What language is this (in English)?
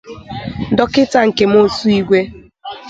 Igbo